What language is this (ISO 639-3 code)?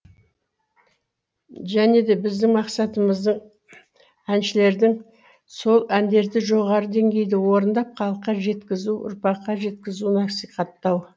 kaz